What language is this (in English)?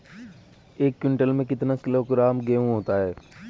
Hindi